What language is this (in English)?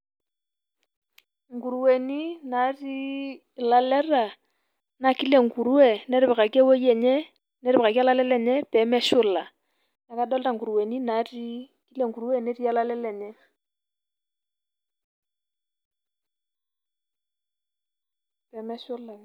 Masai